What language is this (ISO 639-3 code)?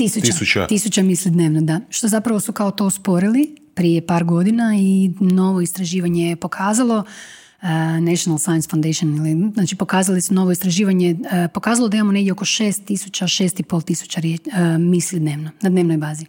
hrv